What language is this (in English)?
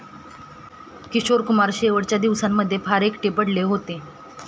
Marathi